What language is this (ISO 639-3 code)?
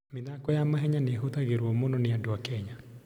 kik